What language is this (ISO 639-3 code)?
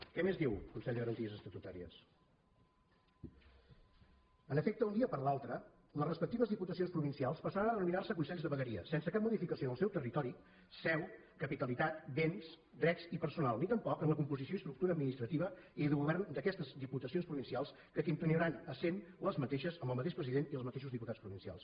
cat